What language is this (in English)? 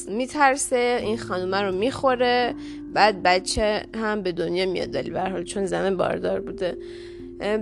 Persian